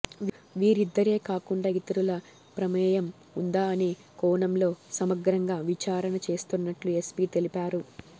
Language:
Telugu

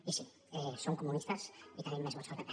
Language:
Catalan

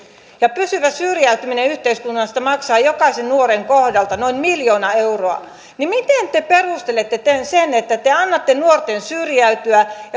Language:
Finnish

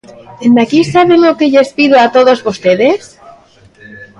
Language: Galician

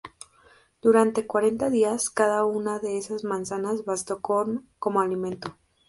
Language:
Spanish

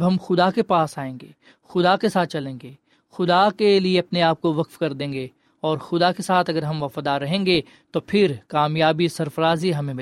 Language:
Urdu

